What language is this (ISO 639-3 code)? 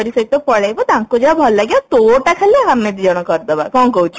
ori